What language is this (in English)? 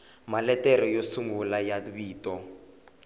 Tsonga